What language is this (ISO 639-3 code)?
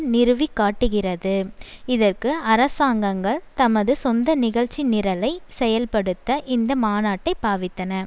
tam